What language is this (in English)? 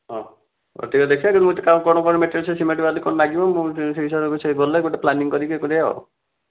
Odia